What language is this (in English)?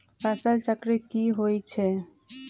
Magahi